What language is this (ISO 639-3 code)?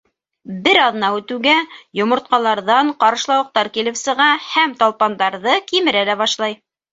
bak